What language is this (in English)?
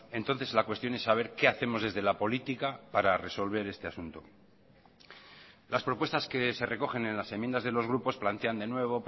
Spanish